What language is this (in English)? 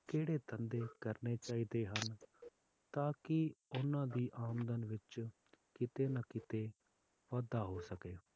Punjabi